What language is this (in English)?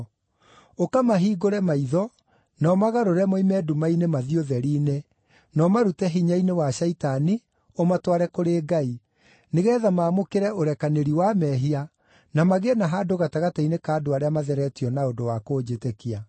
Kikuyu